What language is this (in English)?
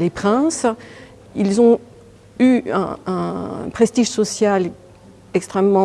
French